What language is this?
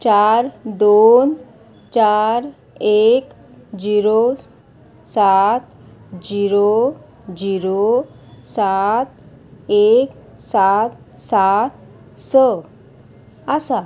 Konkani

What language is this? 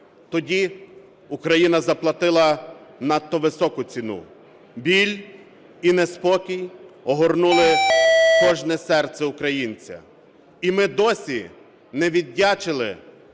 Ukrainian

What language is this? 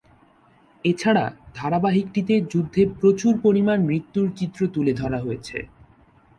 Bangla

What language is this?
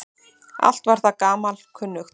Icelandic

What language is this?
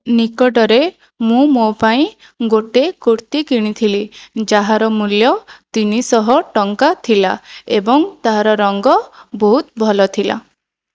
Odia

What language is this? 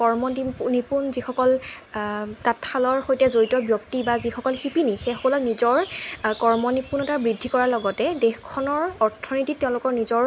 Assamese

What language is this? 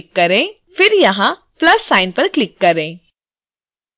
Hindi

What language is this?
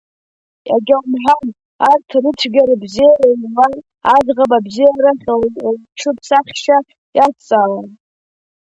Abkhazian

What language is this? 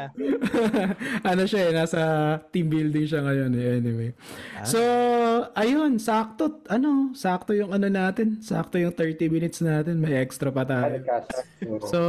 Filipino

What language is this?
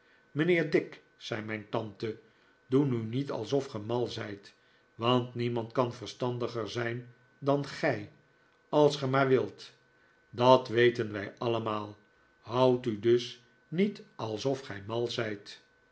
Dutch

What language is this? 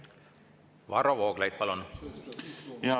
Estonian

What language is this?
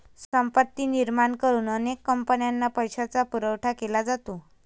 Marathi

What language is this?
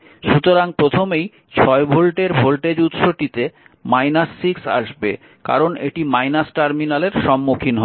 Bangla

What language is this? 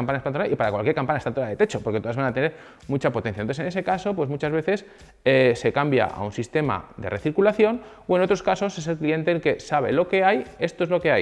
Spanish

